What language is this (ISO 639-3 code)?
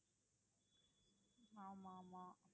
tam